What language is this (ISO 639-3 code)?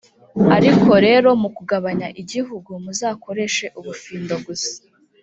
kin